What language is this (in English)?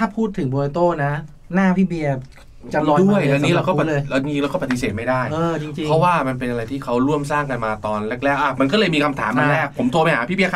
Thai